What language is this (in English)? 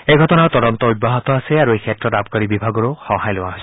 Assamese